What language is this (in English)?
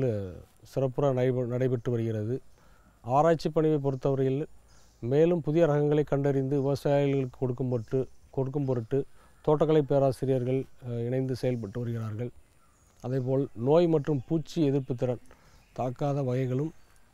Arabic